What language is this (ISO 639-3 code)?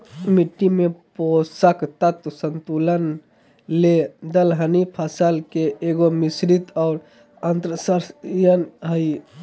mag